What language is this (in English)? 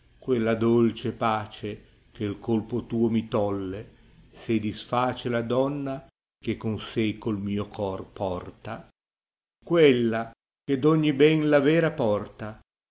Italian